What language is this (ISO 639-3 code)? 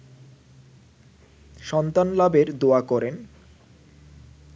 ben